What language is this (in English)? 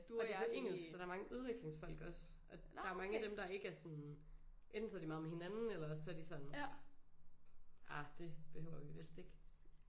Danish